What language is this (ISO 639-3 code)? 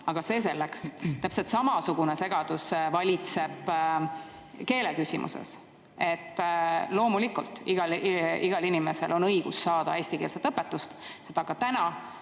est